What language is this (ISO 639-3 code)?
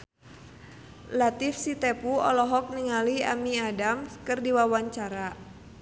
sun